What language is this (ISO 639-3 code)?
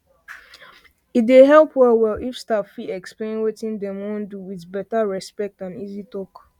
pcm